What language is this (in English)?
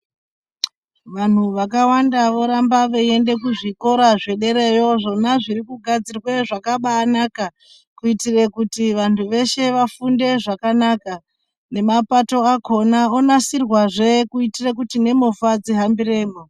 Ndau